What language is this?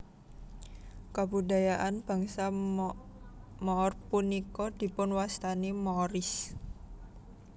Javanese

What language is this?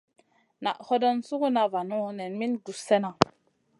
Masana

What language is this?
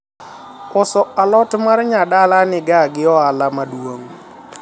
Luo (Kenya and Tanzania)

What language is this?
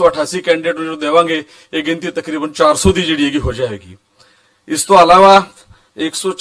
Hindi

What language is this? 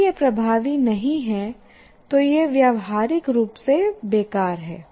Hindi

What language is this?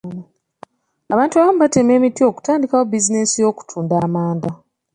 Ganda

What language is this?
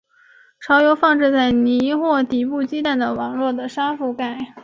Chinese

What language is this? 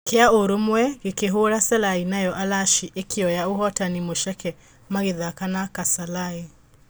Kikuyu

